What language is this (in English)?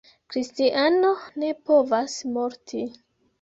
Esperanto